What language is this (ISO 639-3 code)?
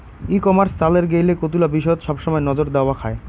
ben